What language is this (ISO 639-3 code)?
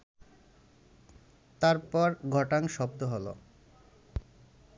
ben